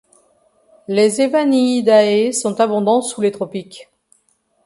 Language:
French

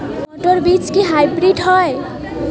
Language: Bangla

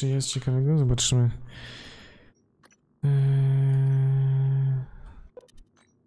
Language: Polish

